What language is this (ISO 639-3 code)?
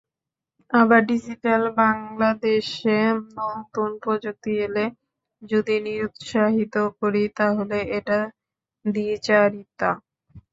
ben